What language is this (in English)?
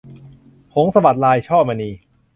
Thai